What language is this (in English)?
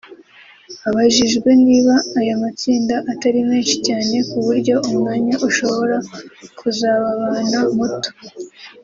Kinyarwanda